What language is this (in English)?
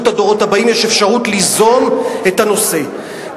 Hebrew